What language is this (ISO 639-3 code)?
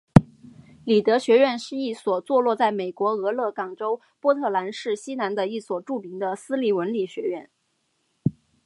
zho